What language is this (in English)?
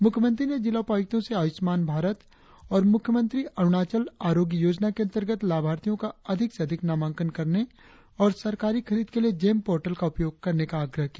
Hindi